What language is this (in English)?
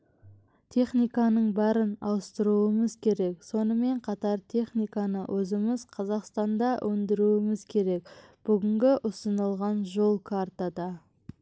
Kazakh